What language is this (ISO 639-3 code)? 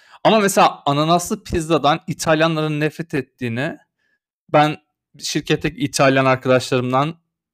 tur